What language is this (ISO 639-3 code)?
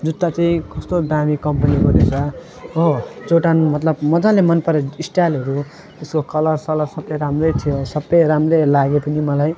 nep